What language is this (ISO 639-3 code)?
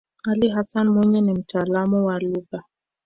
swa